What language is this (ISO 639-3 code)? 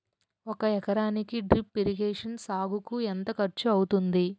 tel